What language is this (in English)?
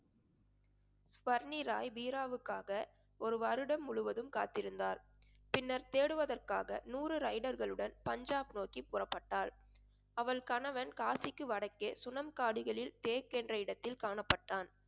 Tamil